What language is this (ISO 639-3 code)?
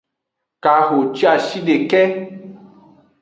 ajg